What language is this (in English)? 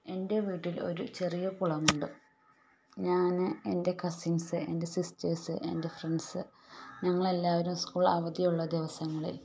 Malayalam